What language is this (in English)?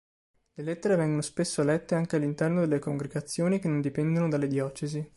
Italian